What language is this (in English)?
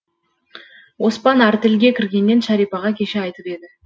Kazakh